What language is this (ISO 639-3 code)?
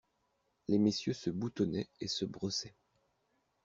fra